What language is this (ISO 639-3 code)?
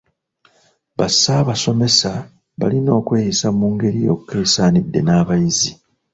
lug